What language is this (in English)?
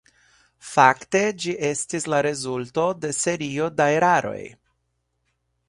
Esperanto